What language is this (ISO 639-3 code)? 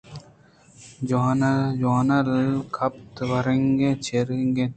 bgp